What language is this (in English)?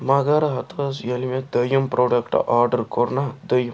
Kashmiri